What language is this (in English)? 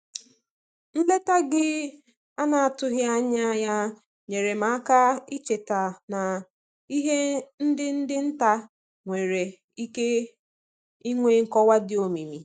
Igbo